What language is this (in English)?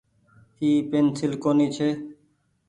Goaria